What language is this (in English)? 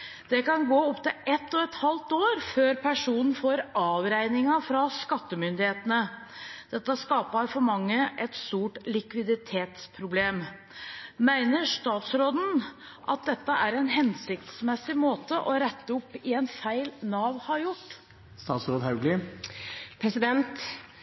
Norwegian Bokmål